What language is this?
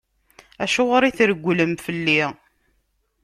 Kabyle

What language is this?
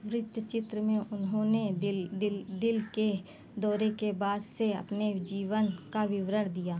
Hindi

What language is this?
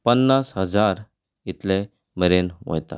Konkani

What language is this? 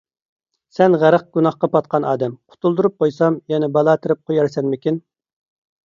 Uyghur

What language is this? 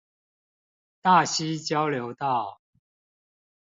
Chinese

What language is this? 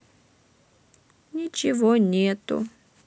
Russian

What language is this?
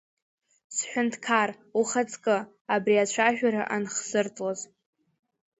Abkhazian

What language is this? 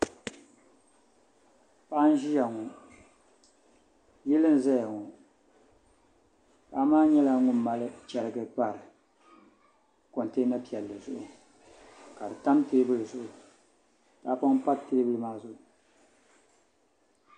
Dagbani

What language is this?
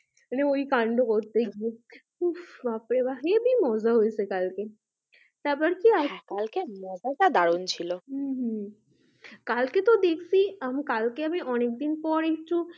Bangla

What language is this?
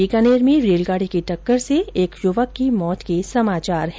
Hindi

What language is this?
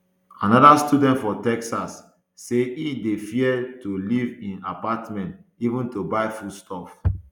Nigerian Pidgin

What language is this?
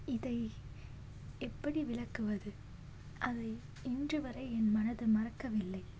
Tamil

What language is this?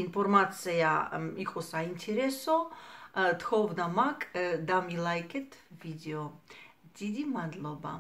Romanian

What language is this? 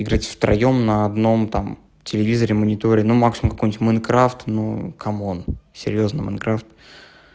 Russian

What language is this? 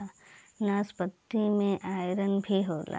Bhojpuri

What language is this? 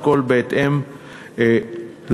Hebrew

